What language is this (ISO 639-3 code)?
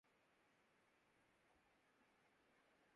urd